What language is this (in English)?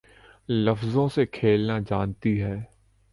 Urdu